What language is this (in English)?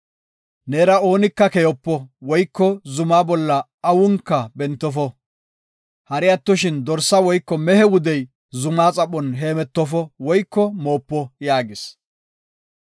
Gofa